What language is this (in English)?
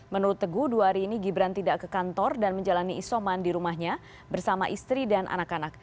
Indonesian